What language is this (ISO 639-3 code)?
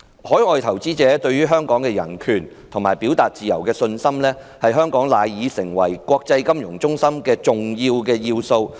yue